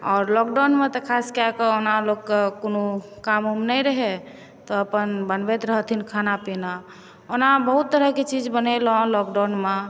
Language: Maithili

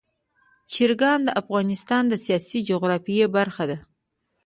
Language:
Pashto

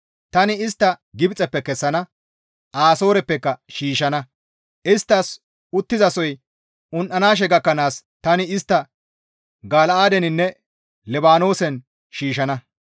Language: Gamo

